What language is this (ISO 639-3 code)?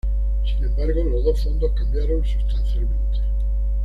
spa